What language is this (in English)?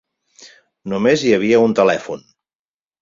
Catalan